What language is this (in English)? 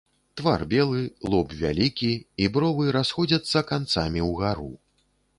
Belarusian